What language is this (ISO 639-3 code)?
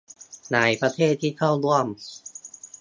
tha